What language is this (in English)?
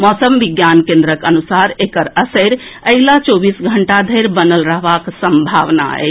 Maithili